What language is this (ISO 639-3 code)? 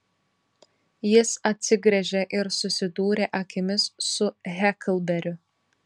lit